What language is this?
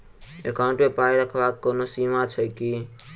Maithili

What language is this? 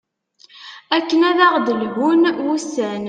Kabyle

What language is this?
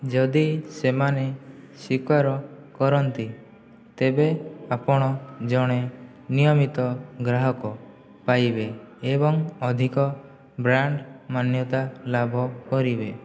Odia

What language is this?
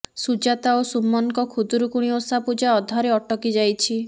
Odia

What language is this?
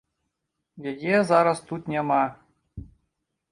Belarusian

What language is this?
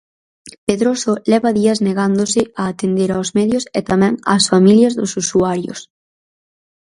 Galician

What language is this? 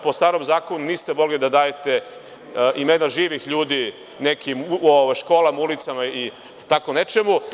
Serbian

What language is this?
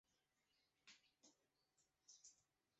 Chinese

